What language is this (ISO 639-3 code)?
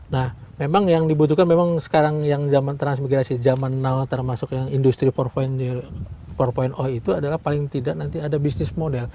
ind